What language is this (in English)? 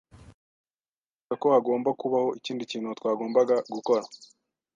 Kinyarwanda